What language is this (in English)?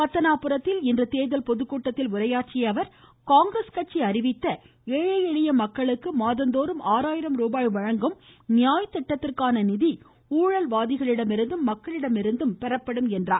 Tamil